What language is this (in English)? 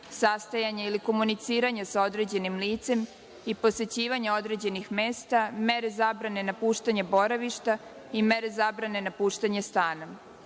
Serbian